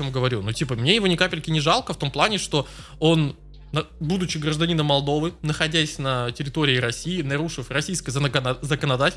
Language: Russian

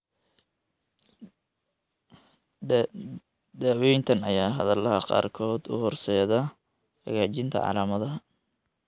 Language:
Somali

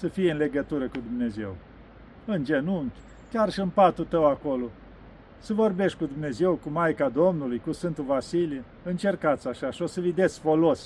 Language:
Romanian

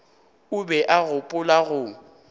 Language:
Northern Sotho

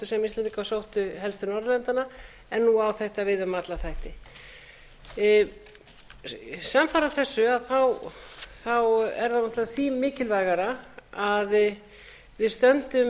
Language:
Icelandic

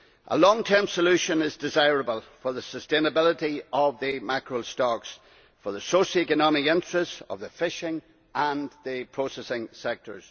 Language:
English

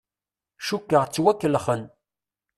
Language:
Kabyle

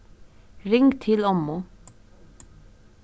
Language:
Faroese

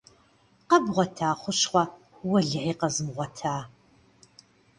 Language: Kabardian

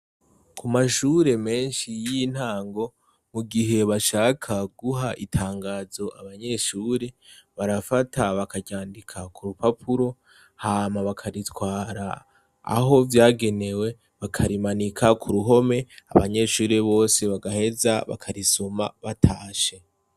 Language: Rundi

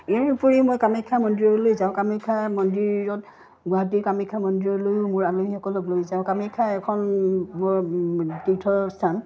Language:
Assamese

